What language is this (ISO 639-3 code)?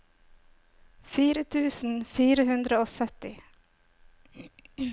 nor